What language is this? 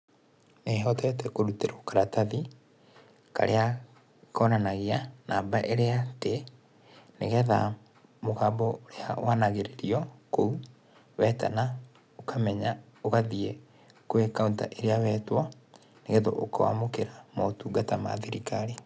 Kikuyu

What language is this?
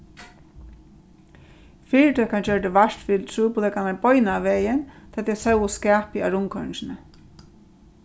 Faroese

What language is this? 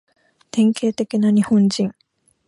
Japanese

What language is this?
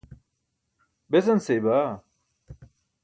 Burushaski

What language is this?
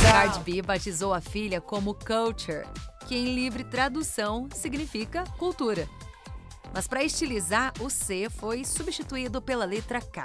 Portuguese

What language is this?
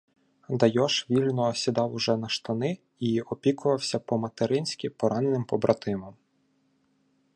Ukrainian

